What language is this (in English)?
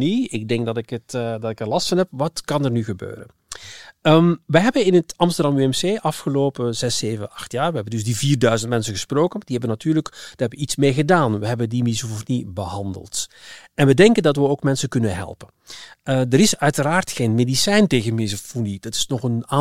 Dutch